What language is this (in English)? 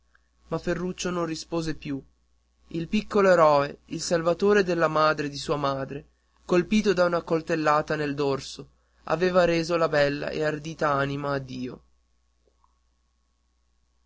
Italian